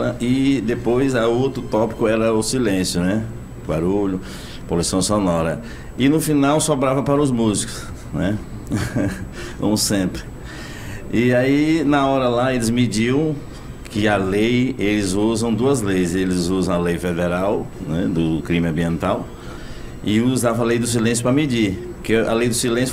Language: Portuguese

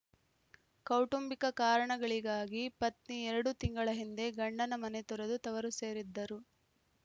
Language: Kannada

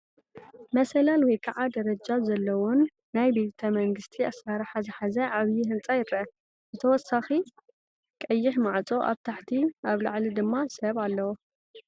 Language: Tigrinya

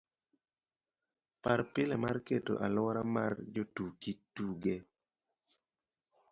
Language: Luo (Kenya and Tanzania)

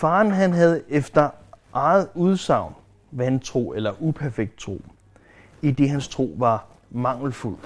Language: Danish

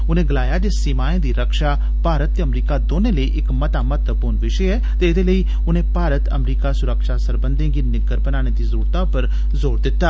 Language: Dogri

